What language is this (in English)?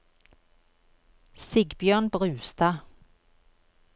Norwegian